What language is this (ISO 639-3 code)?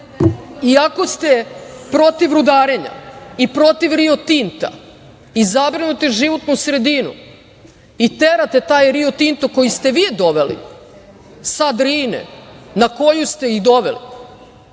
srp